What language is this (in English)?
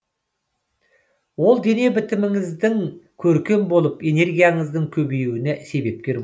Kazakh